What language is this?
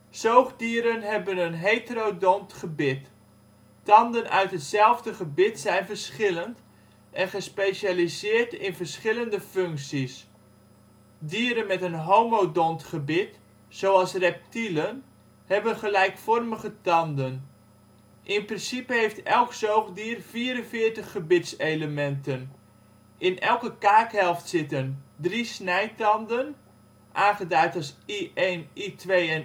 Dutch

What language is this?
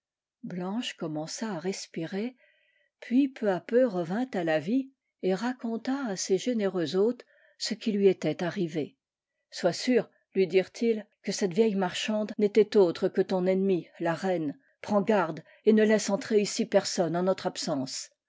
French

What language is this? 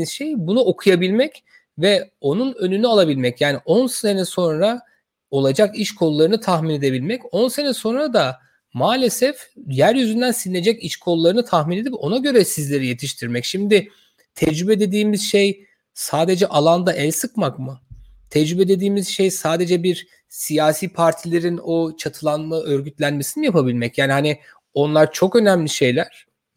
Turkish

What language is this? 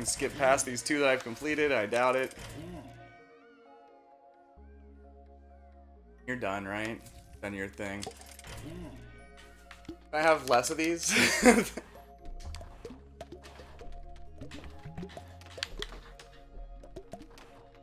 English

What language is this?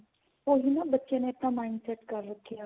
Punjabi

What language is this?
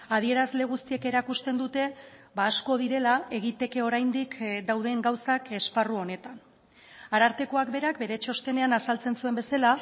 Basque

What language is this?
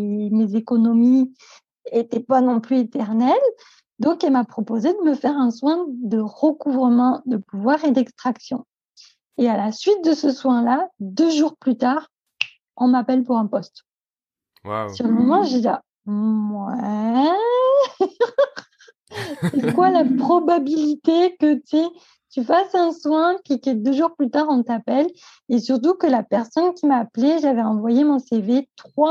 French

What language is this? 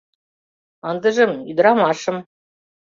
Mari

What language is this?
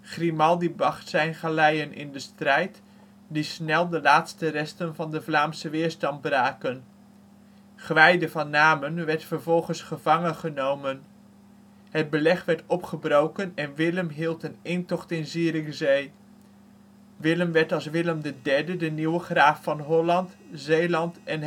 Dutch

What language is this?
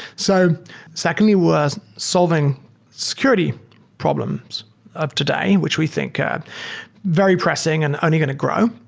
English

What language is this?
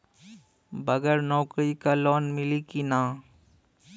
Bhojpuri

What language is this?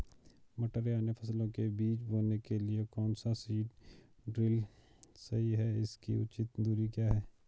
Hindi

